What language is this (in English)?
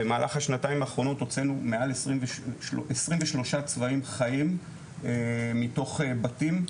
Hebrew